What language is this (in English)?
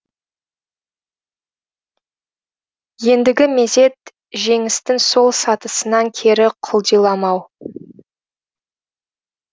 Kazakh